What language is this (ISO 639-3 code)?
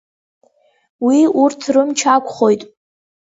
abk